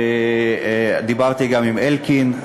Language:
Hebrew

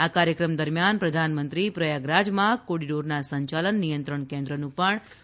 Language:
Gujarati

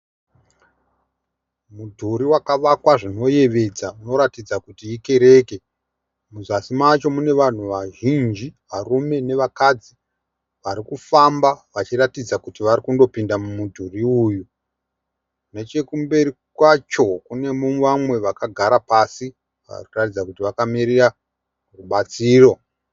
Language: Shona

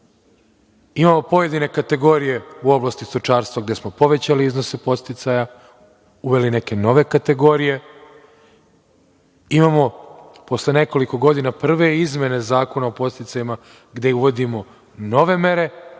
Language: Serbian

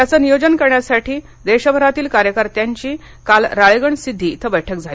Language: Marathi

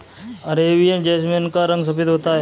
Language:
Hindi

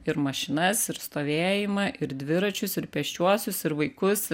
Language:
Lithuanian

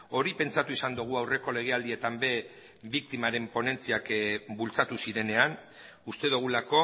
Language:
Basque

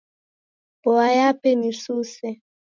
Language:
Taita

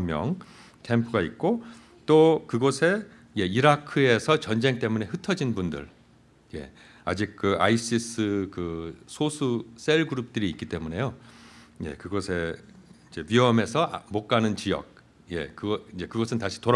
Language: Korean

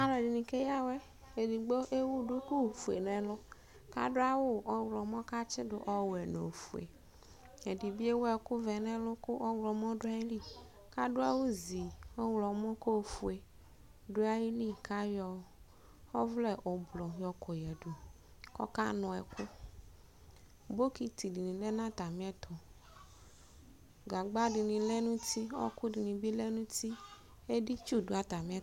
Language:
Ikposo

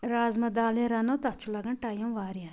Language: Kashmiri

